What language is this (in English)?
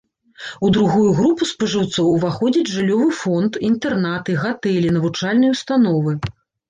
Belarusian